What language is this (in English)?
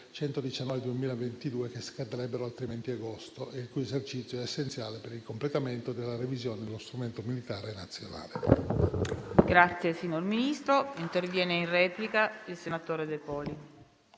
Italian